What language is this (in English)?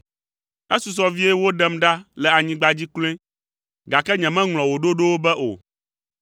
Ewe